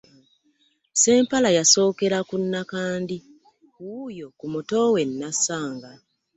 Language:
Ganda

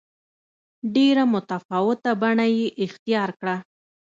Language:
Pashto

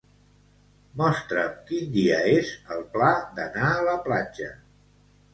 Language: Catalan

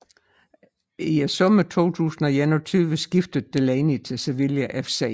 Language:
Danish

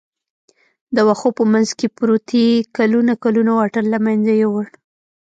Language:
Pashto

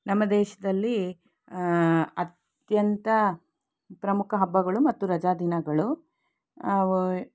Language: Kannada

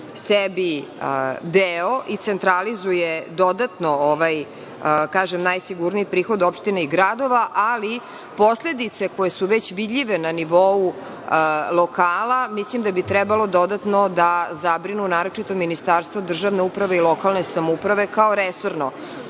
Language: Serbian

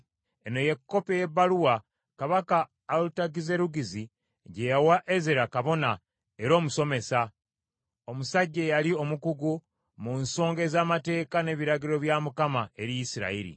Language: Ganda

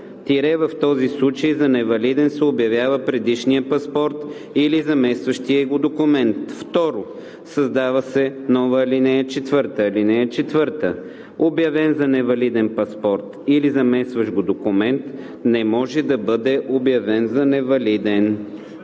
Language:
Bulgarian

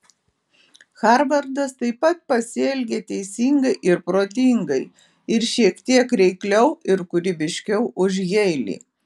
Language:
Lithuanian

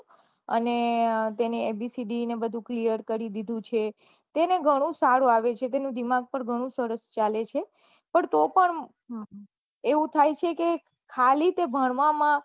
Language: Gujarati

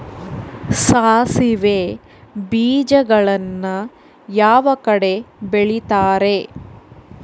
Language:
Kannada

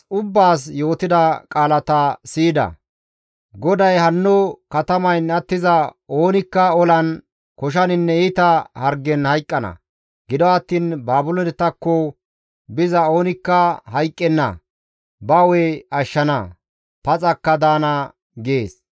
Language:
Gamo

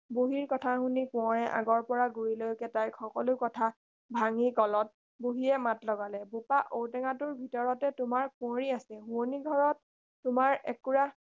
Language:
Assamese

